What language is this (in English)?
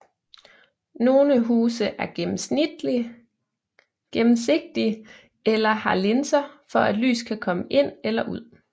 Danish